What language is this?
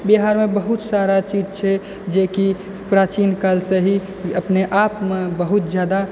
Maithili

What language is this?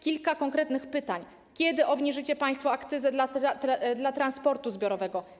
Polish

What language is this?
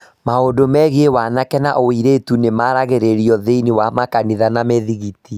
Kikuyu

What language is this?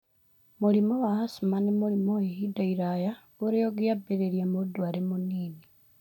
Kikuyu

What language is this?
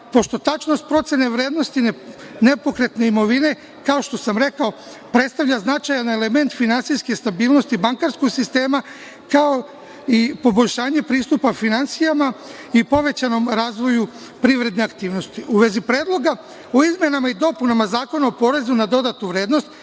Serbian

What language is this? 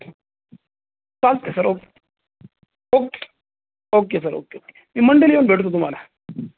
Marathi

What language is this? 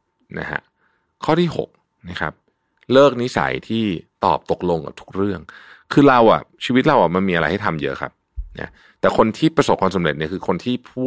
Thai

